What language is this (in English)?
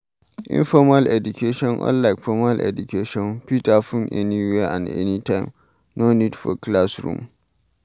Nigerian Pidgin